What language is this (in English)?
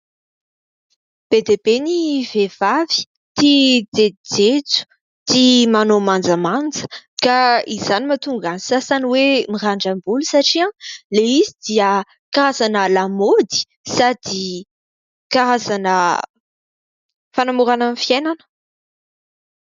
Malagasy